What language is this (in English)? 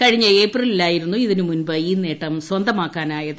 Malayalam